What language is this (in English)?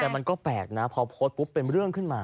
Thai